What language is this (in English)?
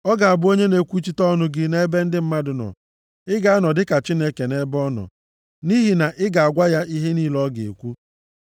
Igbo